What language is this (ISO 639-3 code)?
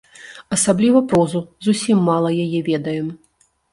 bel